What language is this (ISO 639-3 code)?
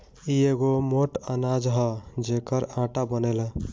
bho